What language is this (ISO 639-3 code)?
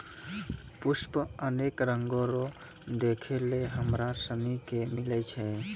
mai